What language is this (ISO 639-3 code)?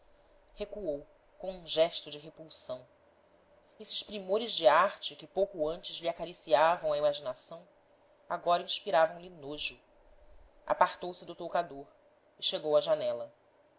por